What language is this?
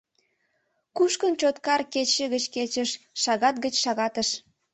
Mari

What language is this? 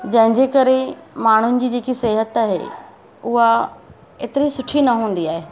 Sindhi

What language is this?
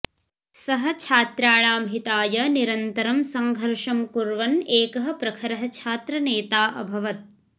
Sanskrit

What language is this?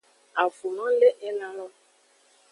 Aja (Benin)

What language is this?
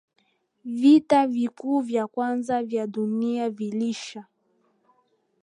Swahili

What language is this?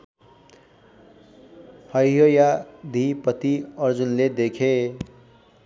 Nepali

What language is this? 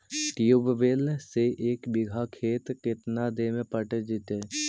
Magahi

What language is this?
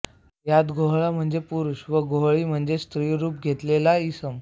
Marathi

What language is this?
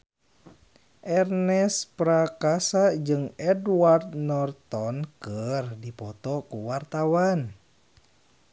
Sundanese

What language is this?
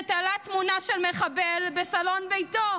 Hebrew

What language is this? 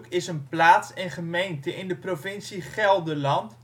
Dutch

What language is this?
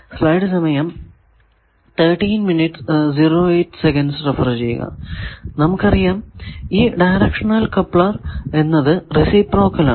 Malayalam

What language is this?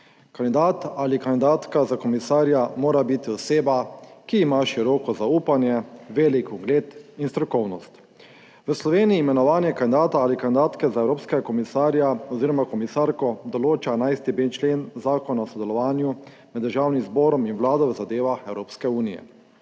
Slovenian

